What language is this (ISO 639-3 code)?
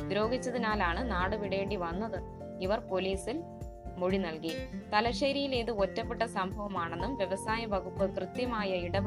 mal